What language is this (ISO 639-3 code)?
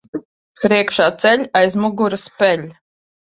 lav